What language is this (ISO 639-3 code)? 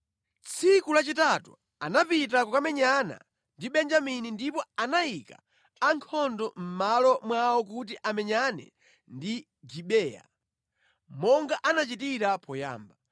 nya